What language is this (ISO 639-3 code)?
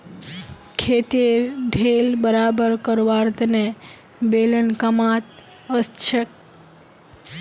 mag